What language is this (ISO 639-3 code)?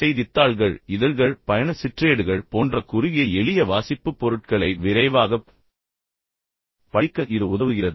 tam